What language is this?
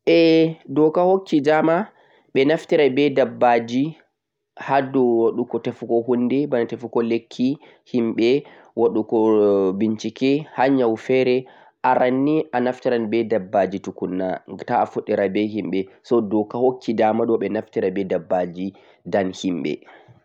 Central-Eastern Niger Fulfulde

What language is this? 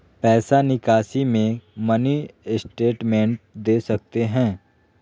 Magahi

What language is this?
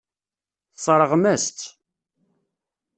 Kabyle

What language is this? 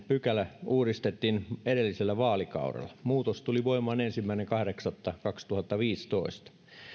Finnish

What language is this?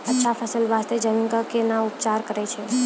Maithili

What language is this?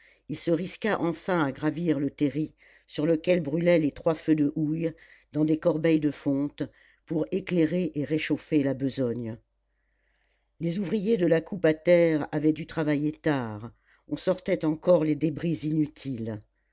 French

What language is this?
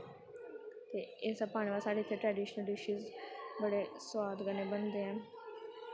Dogri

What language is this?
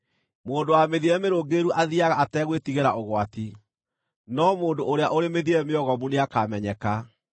Kikuyu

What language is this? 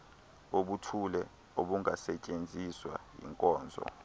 Xhosa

